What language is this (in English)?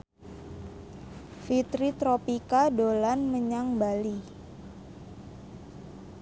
Javanese